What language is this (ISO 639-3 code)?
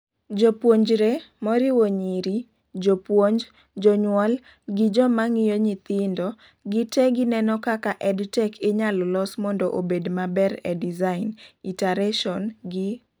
luo